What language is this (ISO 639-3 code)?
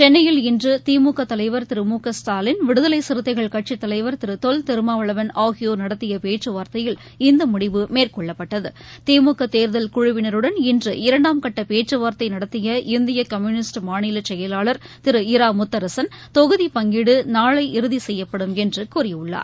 tam